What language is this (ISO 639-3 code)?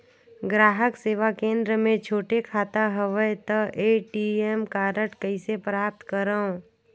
hne